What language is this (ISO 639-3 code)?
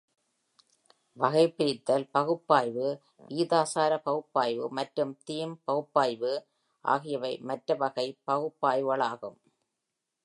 tam